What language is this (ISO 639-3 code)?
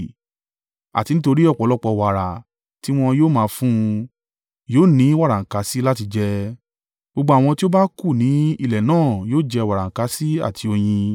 yor